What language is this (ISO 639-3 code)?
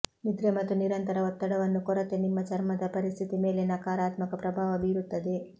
kan